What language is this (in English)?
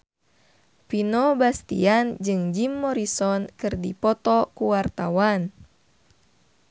Sundanese